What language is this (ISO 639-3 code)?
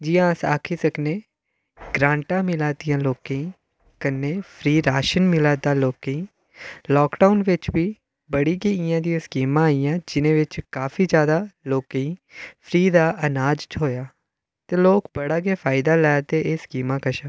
doi